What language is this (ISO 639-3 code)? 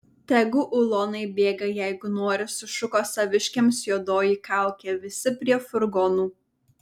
lit